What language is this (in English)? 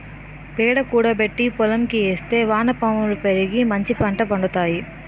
Telugu